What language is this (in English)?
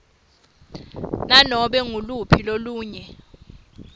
Swati